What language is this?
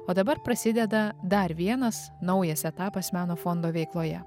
Lithuanian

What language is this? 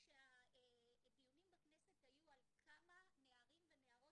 Hebrew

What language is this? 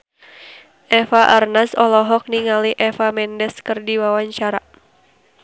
Sundanese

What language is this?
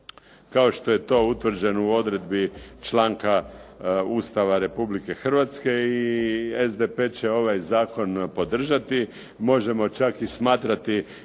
Croatian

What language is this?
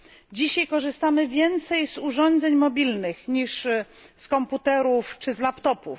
Polish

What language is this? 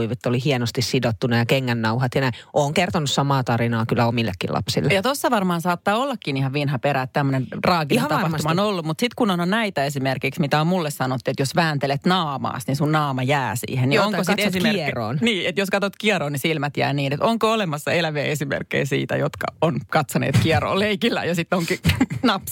Finnish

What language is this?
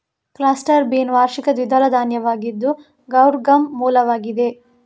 Kannada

